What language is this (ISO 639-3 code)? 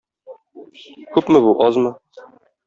tat